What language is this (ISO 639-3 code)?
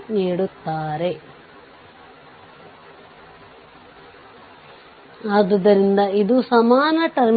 kan